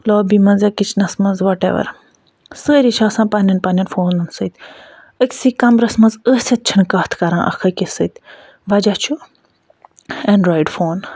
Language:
Kashmiri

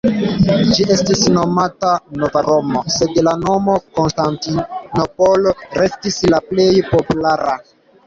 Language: Esperanto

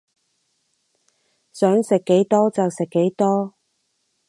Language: Cantonese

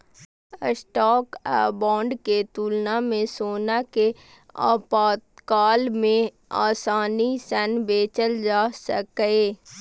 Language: Maithili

